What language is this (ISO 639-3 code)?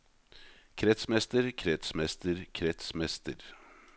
nor